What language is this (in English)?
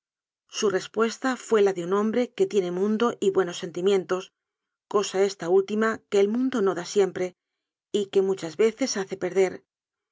Spanish